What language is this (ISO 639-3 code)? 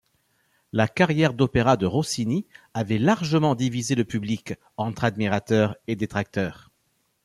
fra